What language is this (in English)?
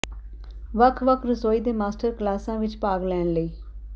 Punjabi